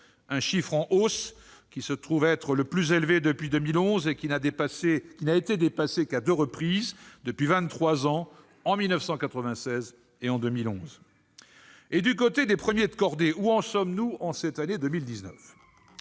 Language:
French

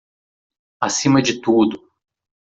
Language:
Portuguese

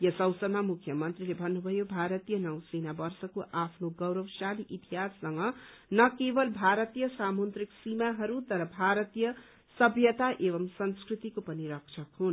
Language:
Nepali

